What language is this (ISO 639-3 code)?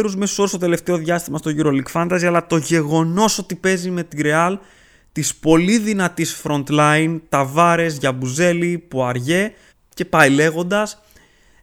ell